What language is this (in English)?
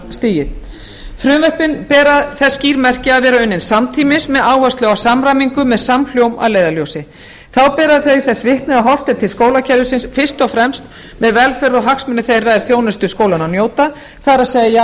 Icelandic